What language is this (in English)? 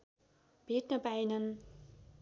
Nepali